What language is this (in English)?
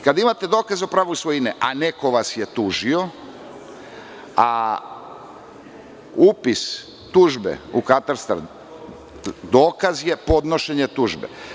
Serbian